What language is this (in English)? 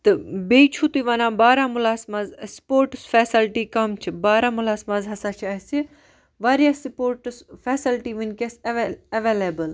Kashmiri